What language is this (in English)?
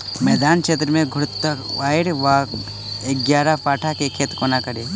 Maithili